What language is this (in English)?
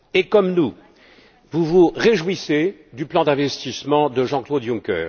French